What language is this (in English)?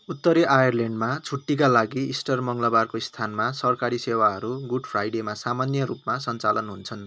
Nepali